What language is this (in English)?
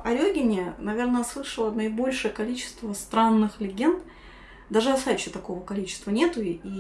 Russian